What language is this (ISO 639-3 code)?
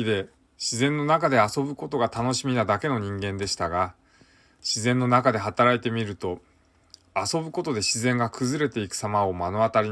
jpn